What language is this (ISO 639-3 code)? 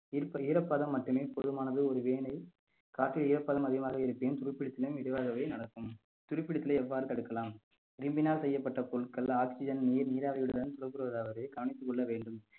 tam